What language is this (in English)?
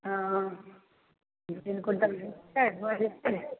Maithili